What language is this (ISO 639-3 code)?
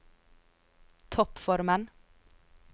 nor